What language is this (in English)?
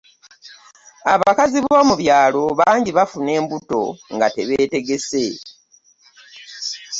Ganda